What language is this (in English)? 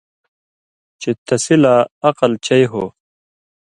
Indus Kohistani